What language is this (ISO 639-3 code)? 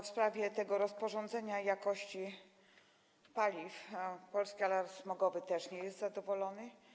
pol